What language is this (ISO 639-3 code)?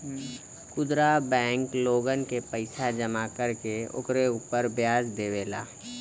bho